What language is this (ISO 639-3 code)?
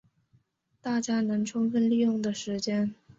zho